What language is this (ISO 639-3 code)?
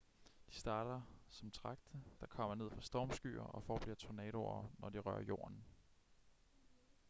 dan